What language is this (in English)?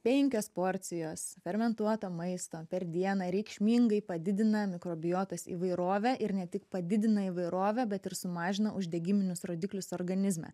Lithuanian